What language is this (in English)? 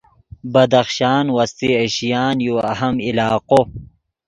Yidgha